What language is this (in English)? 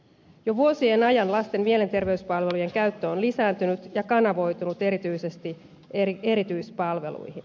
Finnish